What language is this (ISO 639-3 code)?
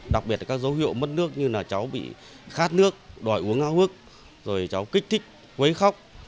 vie